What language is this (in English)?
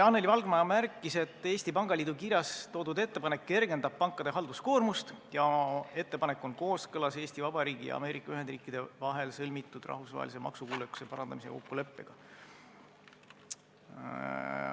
Estonian